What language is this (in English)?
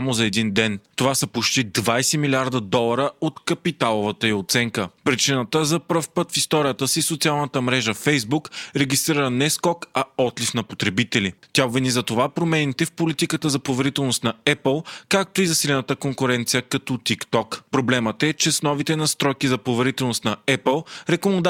Bulgarian